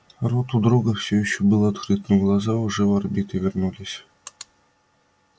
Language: Russian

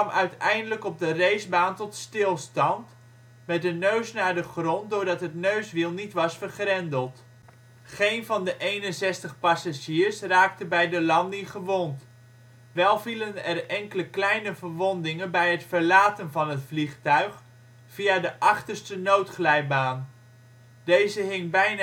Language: Dutch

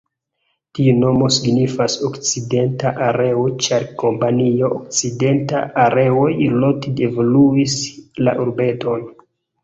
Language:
Esperanto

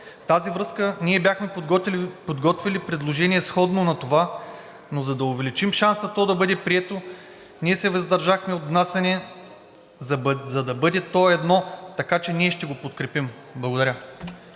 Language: Bulgarian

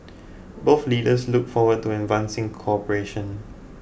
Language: English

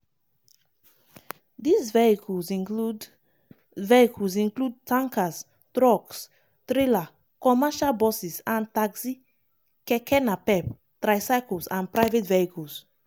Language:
Nigerian Pidgin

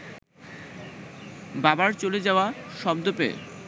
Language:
Bangla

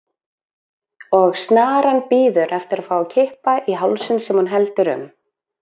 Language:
Icelandic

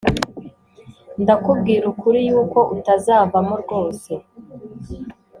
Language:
Kinyarwanda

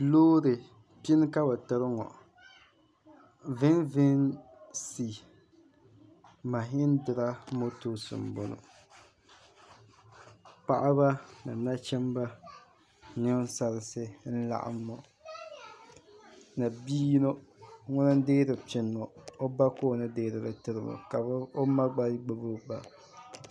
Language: Dagbani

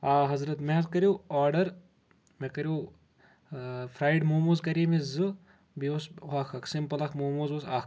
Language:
Kashmiri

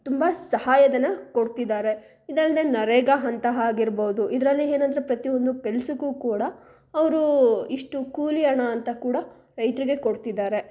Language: Kannada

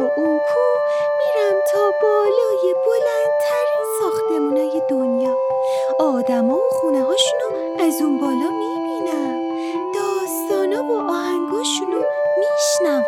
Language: Persian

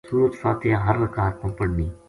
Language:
Gujari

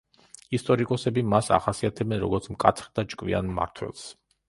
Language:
Georgian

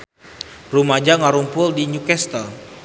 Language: Sundanese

